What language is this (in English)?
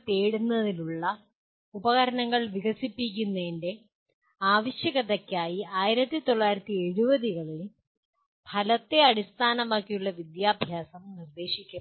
Malayalam